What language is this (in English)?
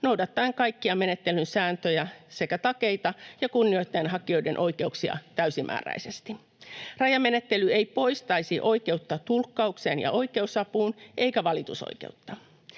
Finnish